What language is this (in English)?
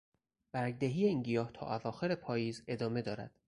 Persian